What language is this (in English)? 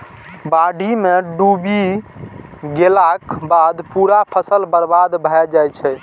Maithili